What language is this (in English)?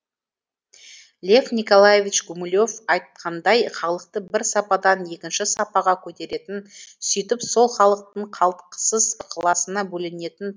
Kazakh